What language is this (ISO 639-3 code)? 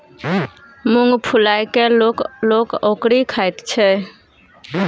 mai